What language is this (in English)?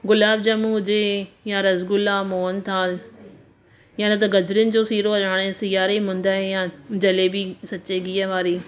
Sindhi